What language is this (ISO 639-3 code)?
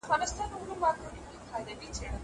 pus